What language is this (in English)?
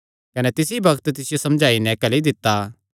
Kangri